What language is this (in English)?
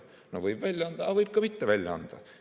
Estonian